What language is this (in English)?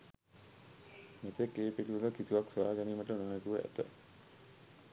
Sinhala